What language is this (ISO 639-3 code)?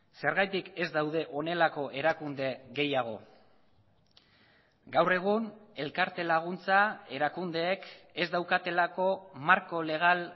eus